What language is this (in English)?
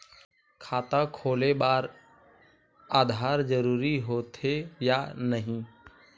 Chhattisgarhi